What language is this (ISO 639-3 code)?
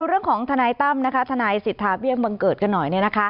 tha